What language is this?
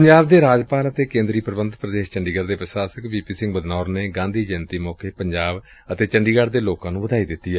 Punjabi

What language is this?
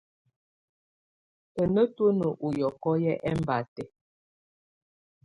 Tunen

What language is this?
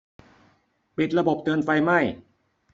Thai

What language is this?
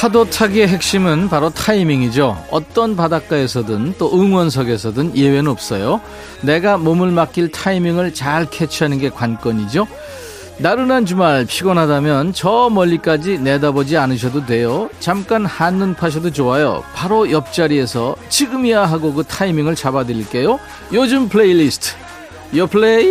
Korean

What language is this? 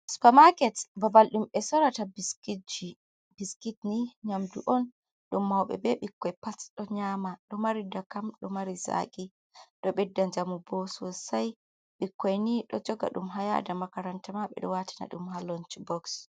Fula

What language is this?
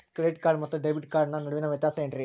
Kannada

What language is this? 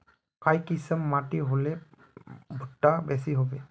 Magahi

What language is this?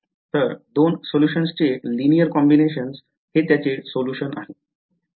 Marathi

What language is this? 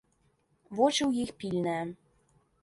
Belarusian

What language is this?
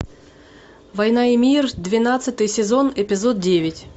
Russian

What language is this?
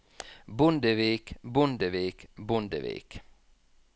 Norwegian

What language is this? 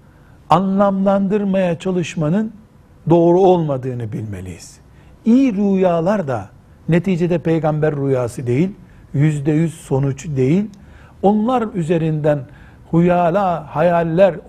Turkish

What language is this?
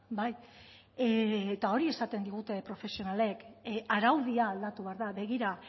Basque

